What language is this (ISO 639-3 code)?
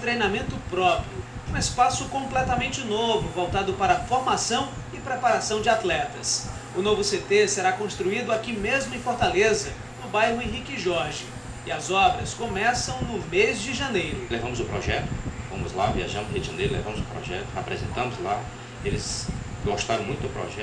por